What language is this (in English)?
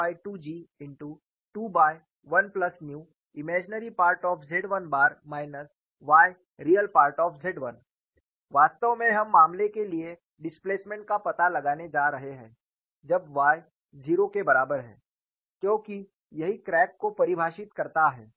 Hindi